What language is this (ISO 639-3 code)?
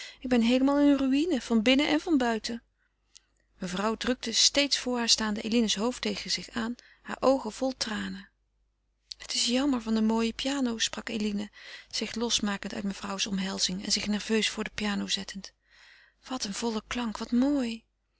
nld